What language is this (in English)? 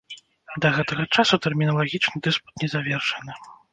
Belarusian